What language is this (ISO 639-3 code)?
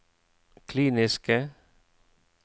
nor